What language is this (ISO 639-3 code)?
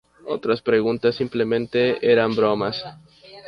spa